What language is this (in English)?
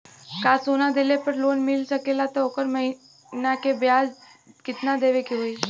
Bhojpuri